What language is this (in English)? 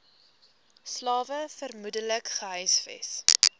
Afrikaans